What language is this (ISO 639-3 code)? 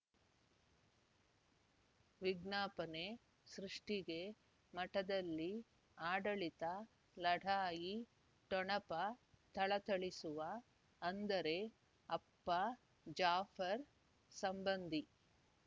kan